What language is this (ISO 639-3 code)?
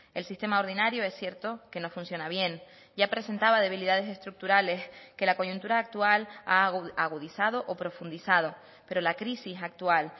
spa